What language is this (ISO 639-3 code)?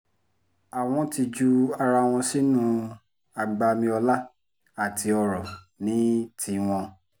yor